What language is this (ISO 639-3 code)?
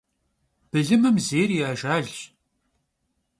kbd